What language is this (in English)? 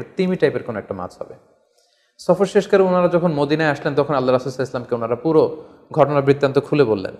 Bangla